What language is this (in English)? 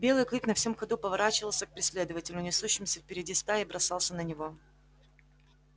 Russian